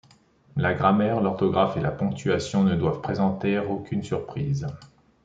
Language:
French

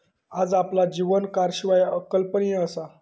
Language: Marathi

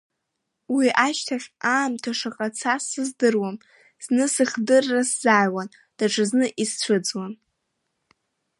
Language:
Abkhazian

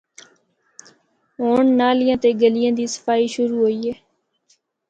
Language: Northern Hindko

